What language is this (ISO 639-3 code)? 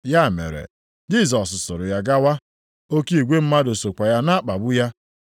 ibo